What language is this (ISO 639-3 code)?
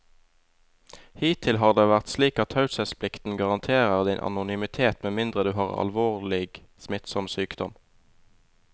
nor